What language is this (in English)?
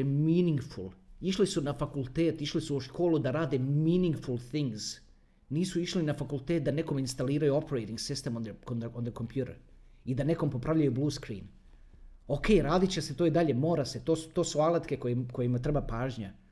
Croatian